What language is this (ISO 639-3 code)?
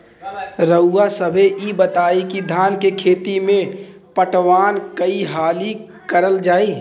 bho